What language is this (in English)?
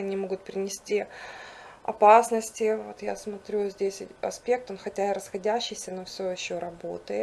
Russian